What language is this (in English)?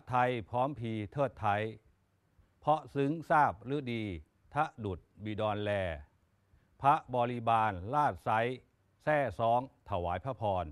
Thai